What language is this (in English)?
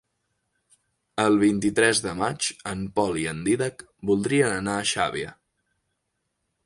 Catalan